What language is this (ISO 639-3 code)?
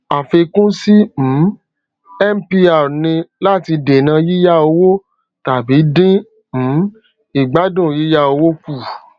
yor